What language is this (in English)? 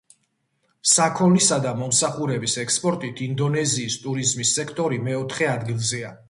Georgian